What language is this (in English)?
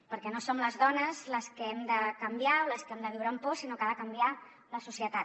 Catalan